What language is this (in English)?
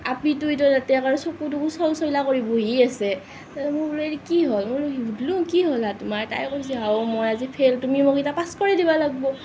Assamese